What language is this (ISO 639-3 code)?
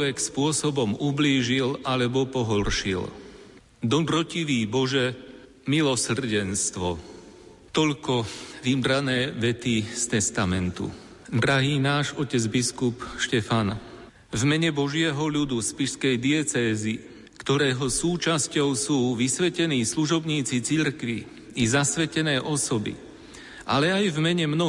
slk